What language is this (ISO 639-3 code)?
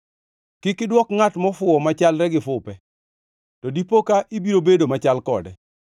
luo